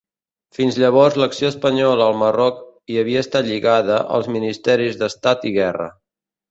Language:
Catalan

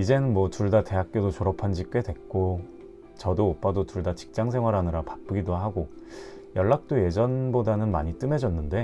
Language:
Korean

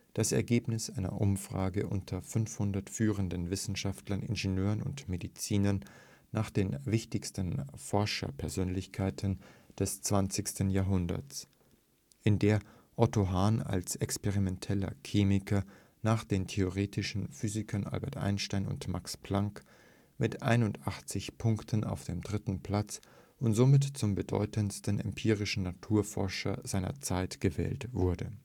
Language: German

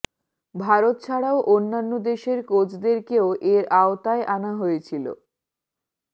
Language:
Bangla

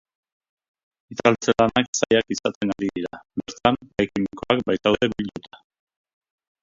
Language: Basque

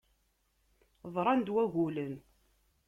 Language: Kabyle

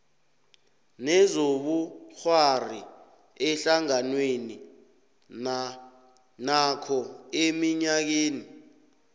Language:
South Ndebele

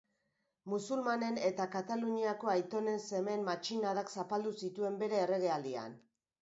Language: Basque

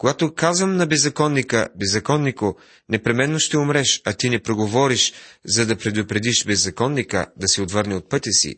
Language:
Bulgarian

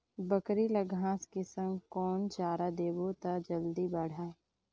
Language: Chhattisgarhi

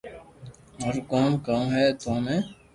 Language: Loarki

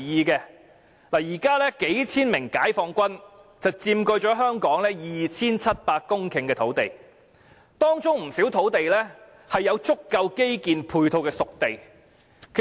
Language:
Cantonese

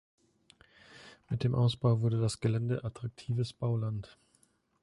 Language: German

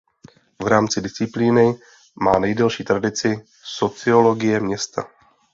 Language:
Czech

